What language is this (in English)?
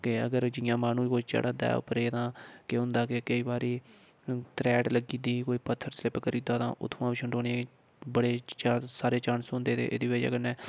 Dogri